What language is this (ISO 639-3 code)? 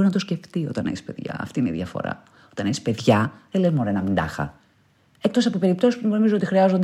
ell